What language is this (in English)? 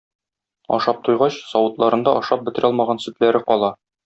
Tatar